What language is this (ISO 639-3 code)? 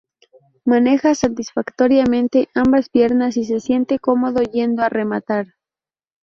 spa